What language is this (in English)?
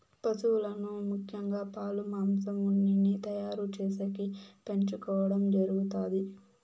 Telugu